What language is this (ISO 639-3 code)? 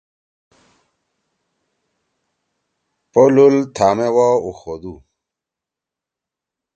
trw